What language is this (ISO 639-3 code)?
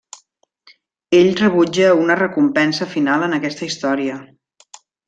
cat